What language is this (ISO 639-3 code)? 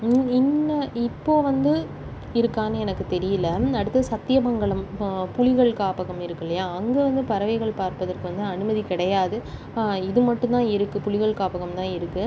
tam